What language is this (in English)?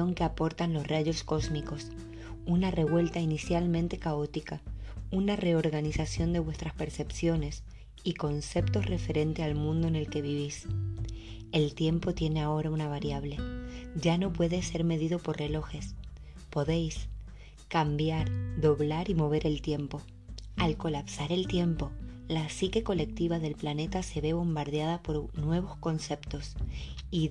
Spanish